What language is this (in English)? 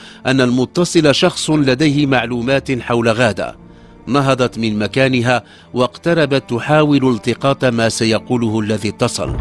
Arabic